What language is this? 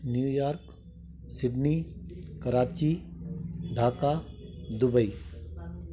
Sindhi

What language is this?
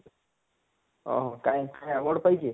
Odia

